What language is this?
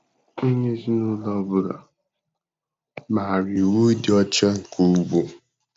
Igbo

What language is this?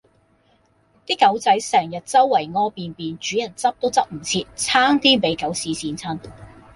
Cantonese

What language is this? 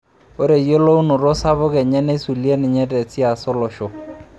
Masai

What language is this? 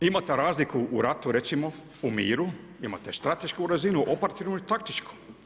Croatian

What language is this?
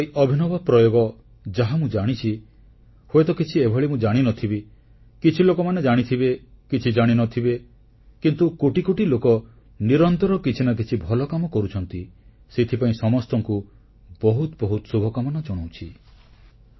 Odia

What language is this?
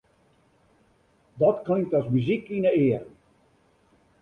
Western Frisian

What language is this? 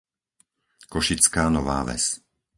Slovak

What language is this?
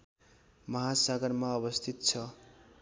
Nepali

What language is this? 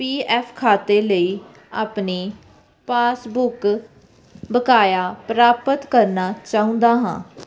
Punjabi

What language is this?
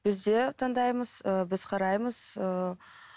Kazakh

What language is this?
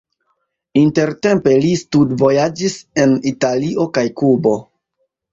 Esperanto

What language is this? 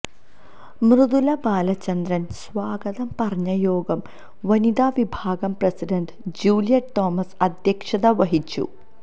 Malayalam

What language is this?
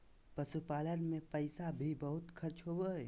Magahi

